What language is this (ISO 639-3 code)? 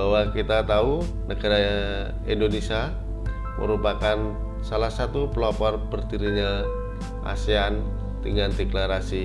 ind